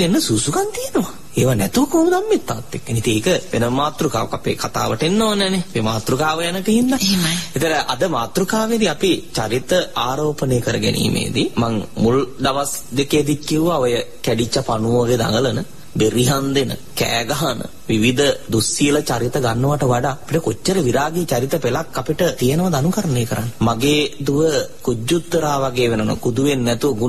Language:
Arabic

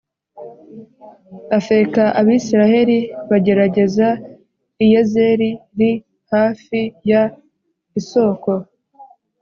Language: Kinyarwanda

